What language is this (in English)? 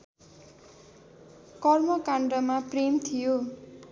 Nepali